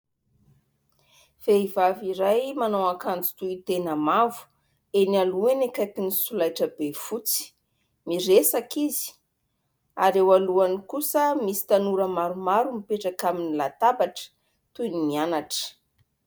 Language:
Malagasy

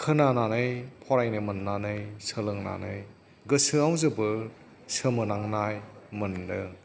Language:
Bodo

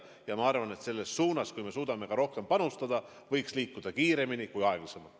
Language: Estonian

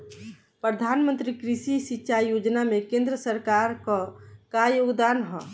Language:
Bhojpuri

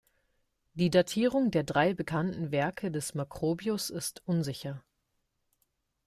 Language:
German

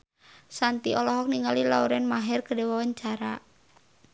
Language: Sundanese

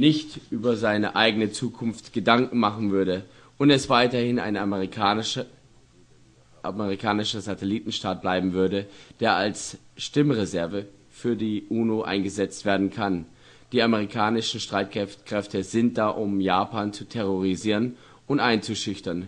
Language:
German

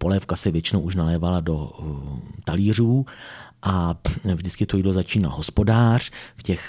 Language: Czech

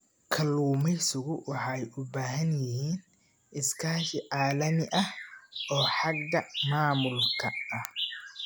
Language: Somali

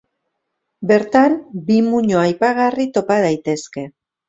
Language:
Basque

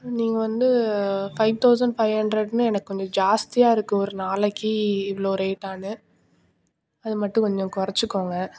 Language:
Tamil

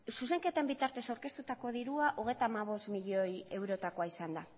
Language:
Basque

